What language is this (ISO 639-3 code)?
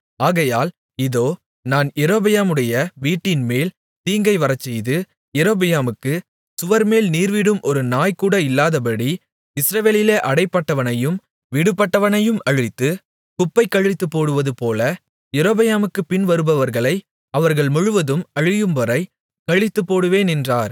tam